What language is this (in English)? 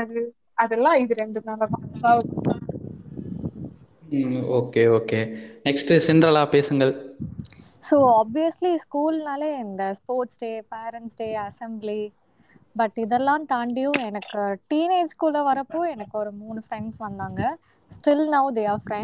Tamil